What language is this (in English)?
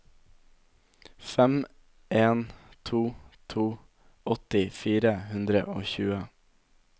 Norwegian